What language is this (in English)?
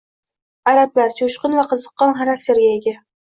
Uzbek